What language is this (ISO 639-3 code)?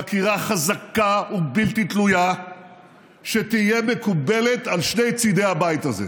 heb